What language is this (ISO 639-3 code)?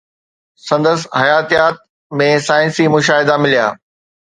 snd